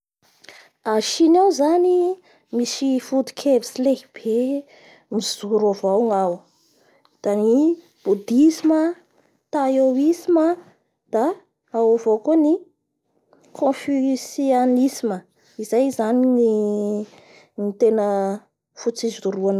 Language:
Bara Malagasy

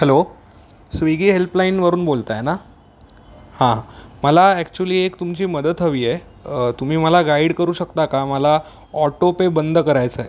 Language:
Marathi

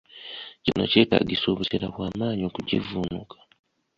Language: Ganda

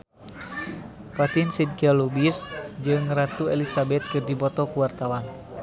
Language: Sundanese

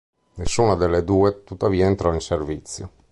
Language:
Italian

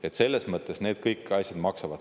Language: Estonian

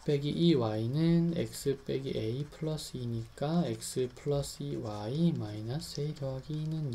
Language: Korean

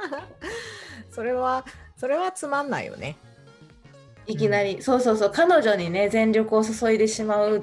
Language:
Japanese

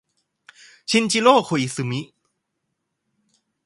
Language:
Thai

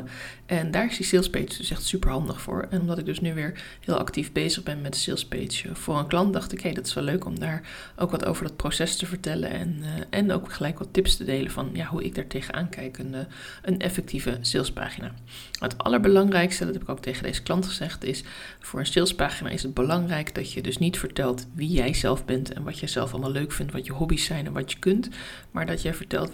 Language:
Dutch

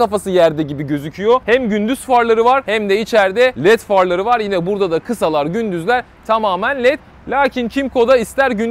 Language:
Turkish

